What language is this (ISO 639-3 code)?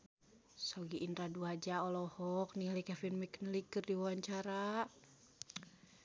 sun